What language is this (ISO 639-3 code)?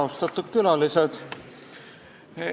est